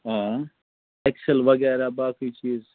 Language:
Kashmiri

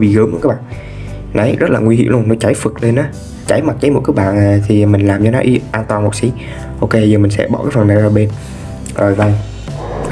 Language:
Vietnamese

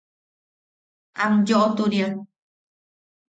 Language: Yaqui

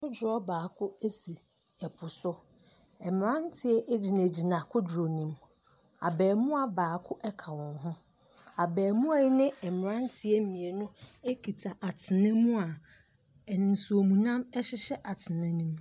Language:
Akan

